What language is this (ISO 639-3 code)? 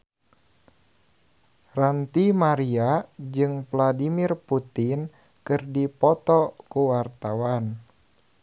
sun